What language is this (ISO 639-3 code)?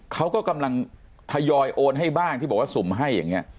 tha